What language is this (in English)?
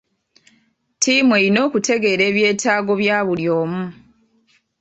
Ganda